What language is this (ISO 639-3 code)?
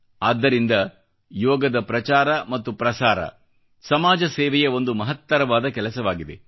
kan